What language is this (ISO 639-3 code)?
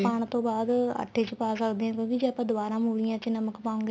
pan